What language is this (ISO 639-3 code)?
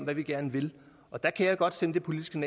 dan